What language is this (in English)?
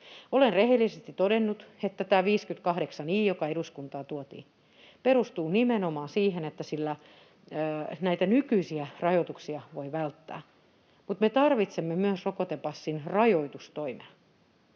Finnish